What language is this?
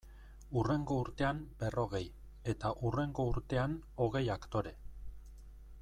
Basque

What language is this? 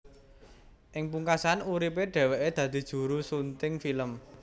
Javanese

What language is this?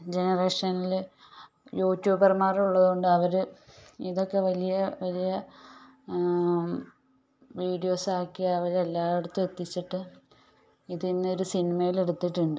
Malayalam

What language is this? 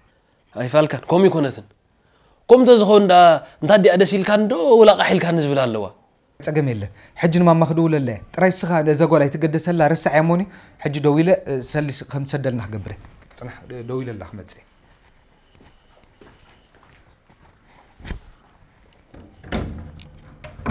Arabic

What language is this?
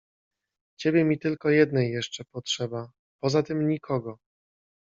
Polish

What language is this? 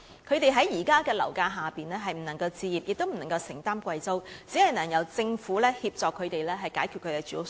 Cantonese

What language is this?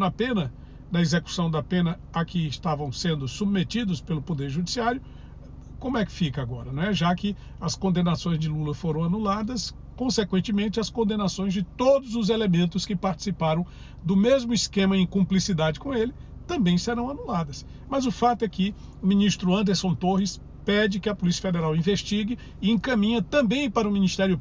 Portuguese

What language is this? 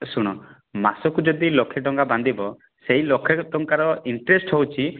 Odia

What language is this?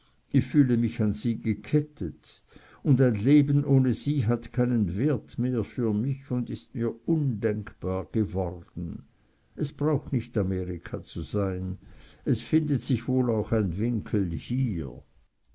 German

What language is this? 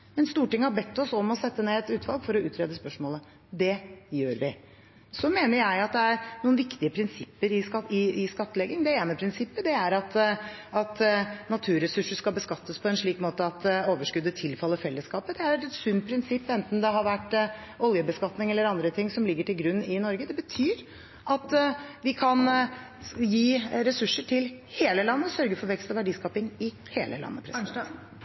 Norwegian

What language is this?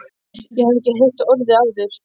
Icelandic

